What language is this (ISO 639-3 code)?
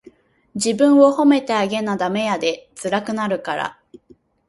jpn